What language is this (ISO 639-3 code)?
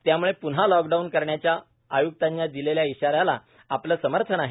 mar